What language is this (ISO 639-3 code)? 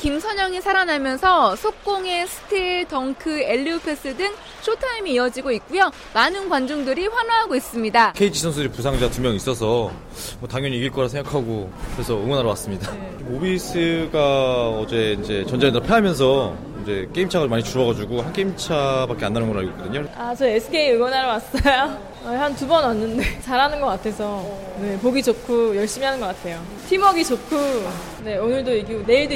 kor